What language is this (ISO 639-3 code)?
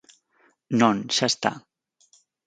glg